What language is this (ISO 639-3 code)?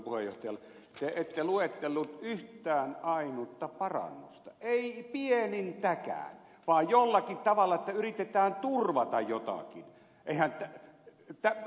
fin